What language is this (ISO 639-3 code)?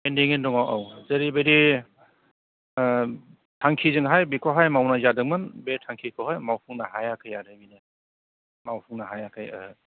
brx